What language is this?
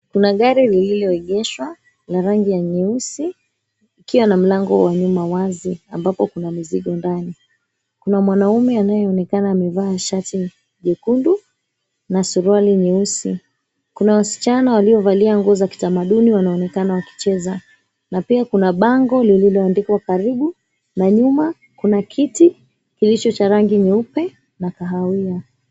Swahili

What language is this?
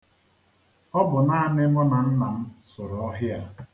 Igbo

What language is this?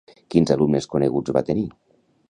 Catalan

